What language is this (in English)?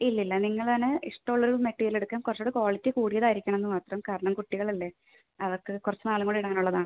Malayalam